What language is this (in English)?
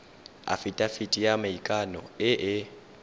Tswana